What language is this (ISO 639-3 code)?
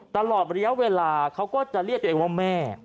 tha